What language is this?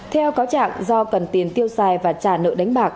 Vietnamese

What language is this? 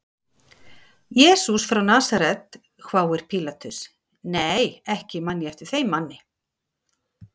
Icelandic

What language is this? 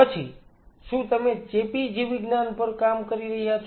Gujarati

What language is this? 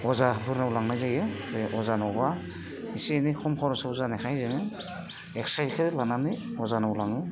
Bodo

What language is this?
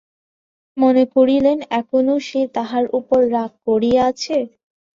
Bangla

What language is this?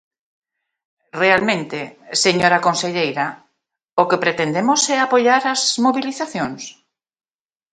Galician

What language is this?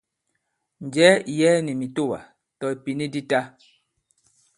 Bankon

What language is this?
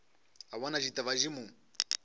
Northern Sotho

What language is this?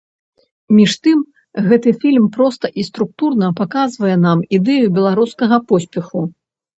Belarusian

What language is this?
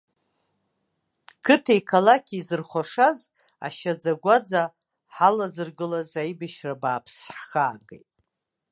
Abkhazian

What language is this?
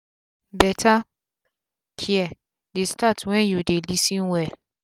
Nigerian Pidgin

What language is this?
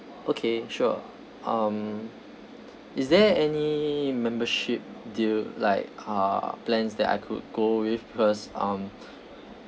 English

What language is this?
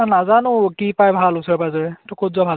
Assamese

